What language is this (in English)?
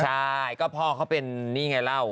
Thai